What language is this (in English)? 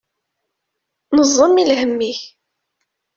Kabyle